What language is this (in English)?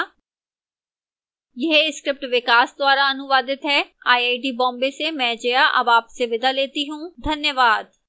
Hindi